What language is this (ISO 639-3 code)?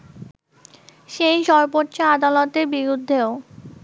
ben